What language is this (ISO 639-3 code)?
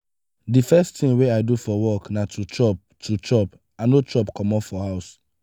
pcm